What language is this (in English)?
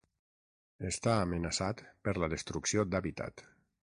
Catalan